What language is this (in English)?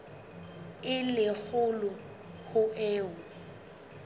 Southern Sotho